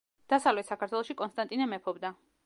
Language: Georgian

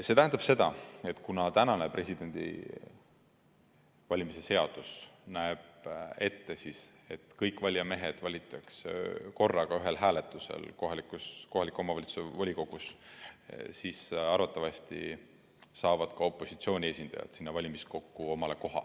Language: Estonian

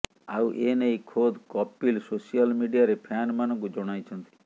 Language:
Odia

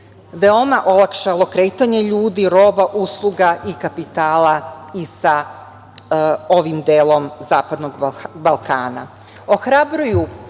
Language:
Serbian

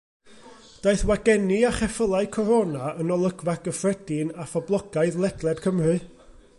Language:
Welsh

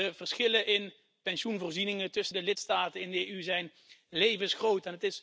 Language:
Dutch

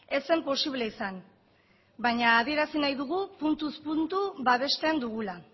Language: Basque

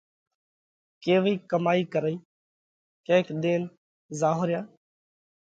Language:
Parkari Koli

